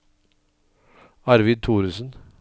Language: Norwegian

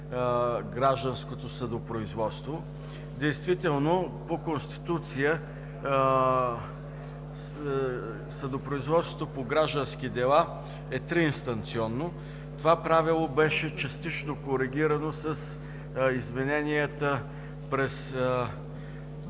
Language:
Bulgarian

